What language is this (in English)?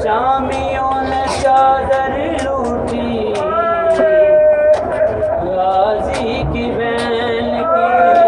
Urdu